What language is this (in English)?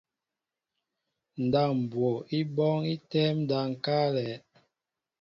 Mbo (Cameroon)